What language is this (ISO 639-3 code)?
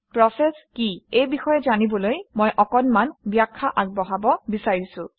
asm